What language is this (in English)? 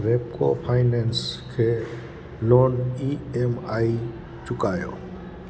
Sindhi